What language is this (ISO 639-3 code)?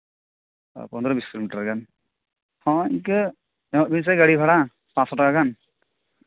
sat